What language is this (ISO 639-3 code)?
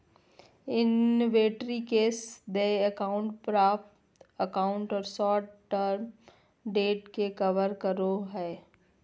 mag